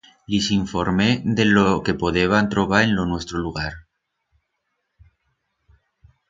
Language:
Aragonese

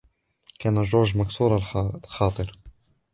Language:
Arabic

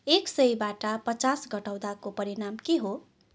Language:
Nepali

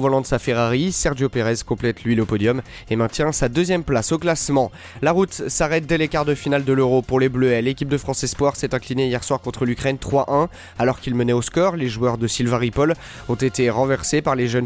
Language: French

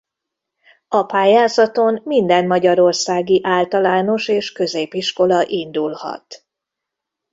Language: Hungarian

